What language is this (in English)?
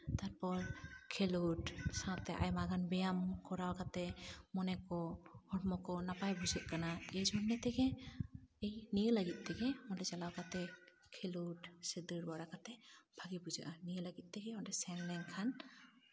Santali